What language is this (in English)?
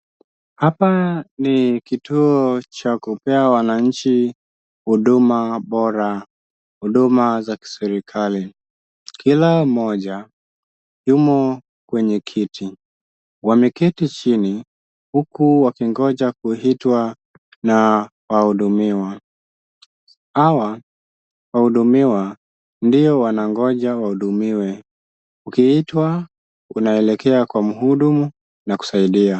Swahili